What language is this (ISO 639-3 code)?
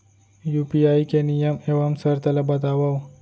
hne